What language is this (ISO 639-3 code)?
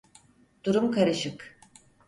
tur